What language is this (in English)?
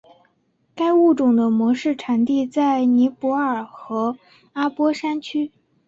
Chinese